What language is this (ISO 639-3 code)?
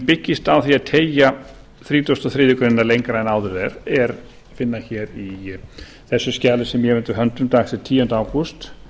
isl